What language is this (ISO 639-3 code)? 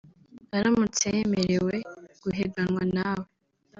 kin